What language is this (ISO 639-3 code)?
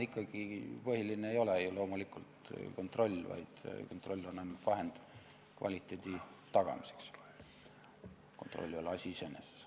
est